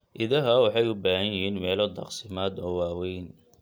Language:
Somali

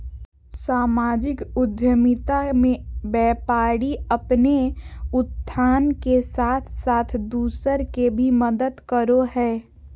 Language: Magahi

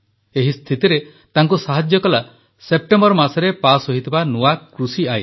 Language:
Odia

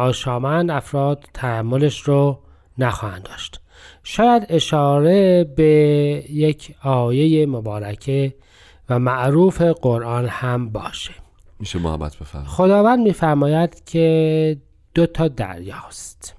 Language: Persian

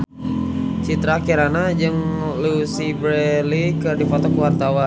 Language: Sundanese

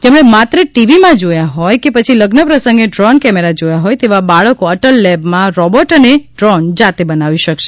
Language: Gujarati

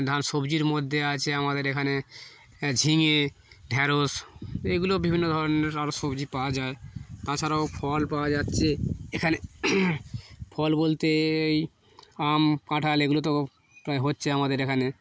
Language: Bangla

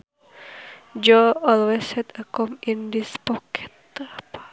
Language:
Sundanese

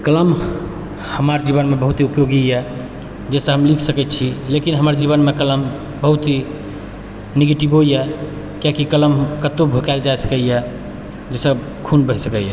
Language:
Maithili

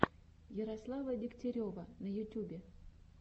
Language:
Russian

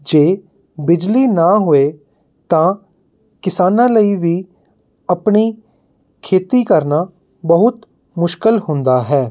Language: Punjabi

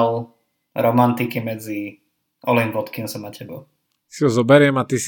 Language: Slovak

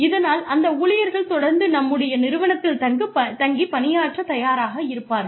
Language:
Tamil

